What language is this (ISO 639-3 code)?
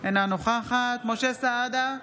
heb